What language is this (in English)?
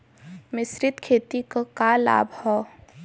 Bhojpuri